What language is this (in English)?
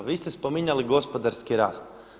Croatian